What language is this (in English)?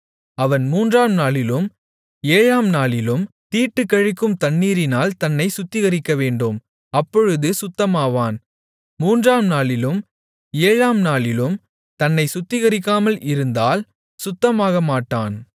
Tamil